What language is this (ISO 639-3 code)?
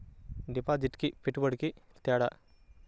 tel